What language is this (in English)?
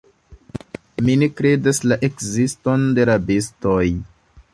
Esperanto